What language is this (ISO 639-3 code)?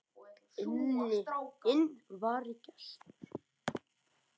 isl